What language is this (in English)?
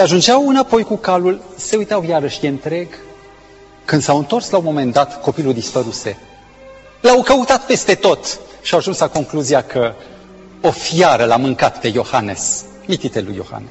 Romanian